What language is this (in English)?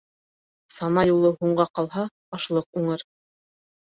Bashkir